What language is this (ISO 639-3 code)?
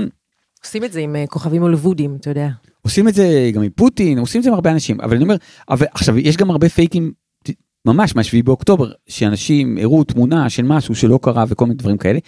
heb